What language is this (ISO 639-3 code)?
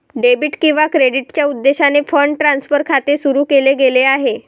mar